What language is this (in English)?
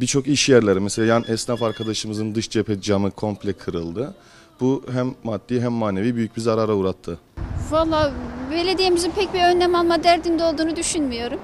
Turkish